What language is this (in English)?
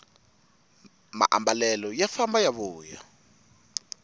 Tsonga